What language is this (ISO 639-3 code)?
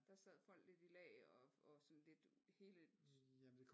dan